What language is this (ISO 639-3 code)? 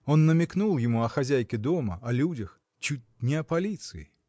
rus